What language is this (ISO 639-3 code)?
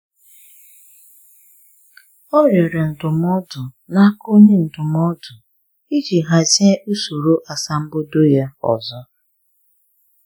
ibo